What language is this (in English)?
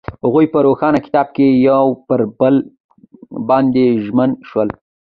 Pashto